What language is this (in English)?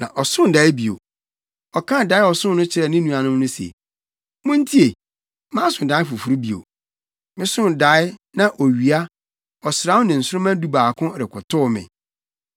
Akan